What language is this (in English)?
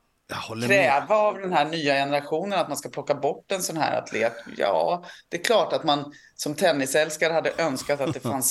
Swedish